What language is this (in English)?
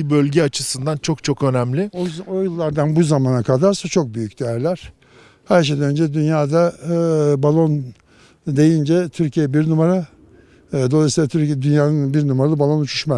Turkish